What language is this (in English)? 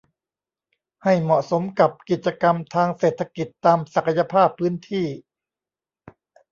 Thai